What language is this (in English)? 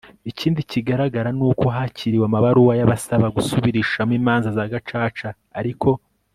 Kinyarwanda